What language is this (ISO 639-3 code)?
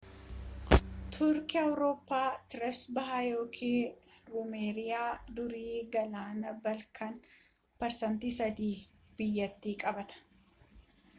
orm